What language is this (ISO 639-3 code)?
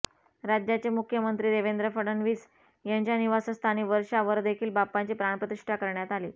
mar